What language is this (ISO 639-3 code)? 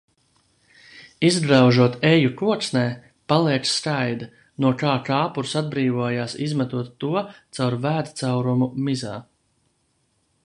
lav